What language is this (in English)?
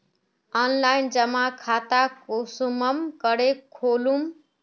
Magahi